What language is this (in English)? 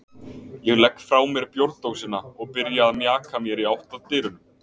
Icelandic